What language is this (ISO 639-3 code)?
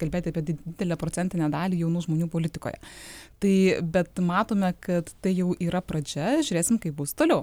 lit